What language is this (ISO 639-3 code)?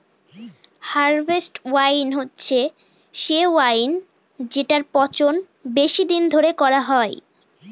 ben